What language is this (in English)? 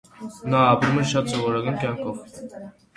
Armenian